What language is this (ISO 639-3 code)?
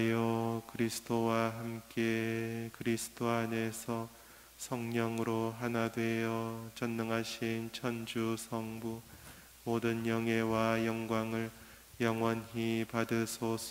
kor